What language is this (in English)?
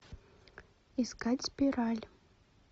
Russian